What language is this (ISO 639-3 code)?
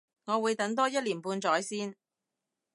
yue